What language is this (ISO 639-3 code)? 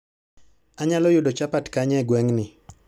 luo